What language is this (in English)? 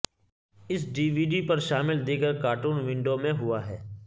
Urdu